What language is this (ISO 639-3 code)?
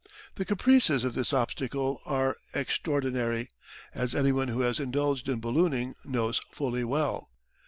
eng